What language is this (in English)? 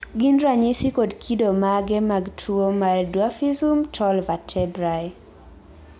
Luo (Kenya and Tanzania)